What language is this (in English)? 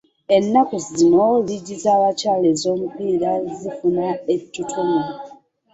Ganda